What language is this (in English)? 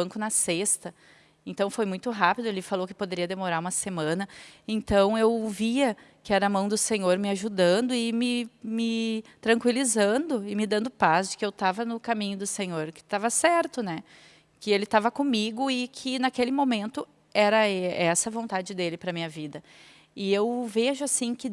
Portuguese